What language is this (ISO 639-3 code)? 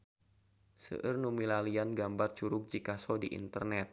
sun